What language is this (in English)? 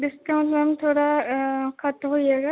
Dogri